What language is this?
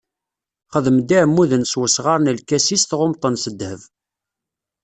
Kabyle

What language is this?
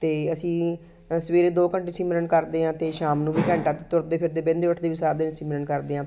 Punjabi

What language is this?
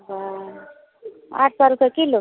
Maithili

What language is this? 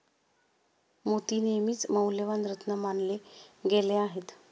Marathi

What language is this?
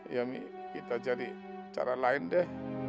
Indonesian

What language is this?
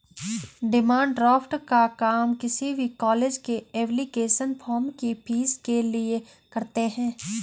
Hindi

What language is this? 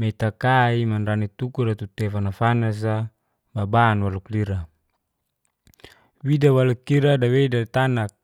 Geser-Gorom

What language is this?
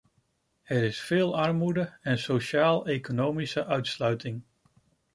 Dutch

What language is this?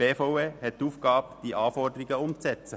Swiss German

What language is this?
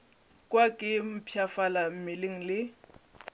Northern Sotho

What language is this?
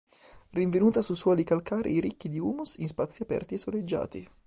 Italian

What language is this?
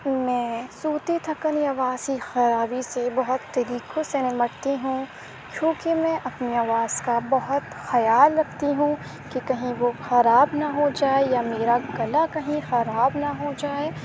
Urdu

